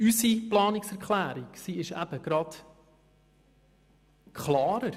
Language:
Swiss German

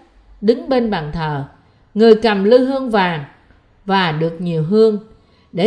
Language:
Vietnamese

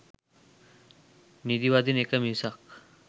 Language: Sinhala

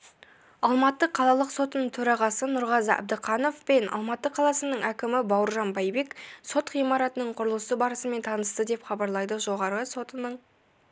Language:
Kazakh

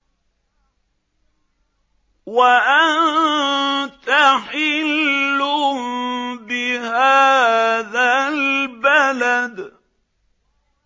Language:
Arabic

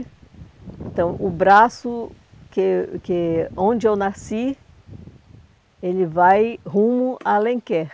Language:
Portuguese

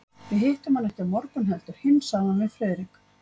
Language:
Icelandic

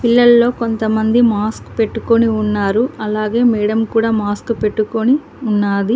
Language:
Telugu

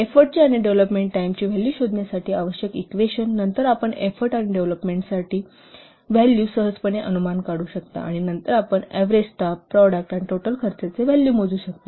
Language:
Marathi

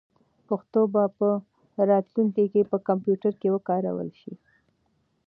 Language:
Pashto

